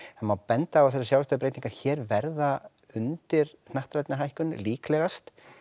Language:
Icelandic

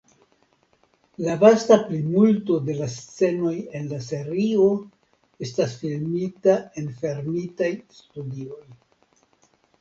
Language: Esperanto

